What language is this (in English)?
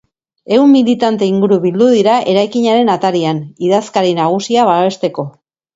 Basque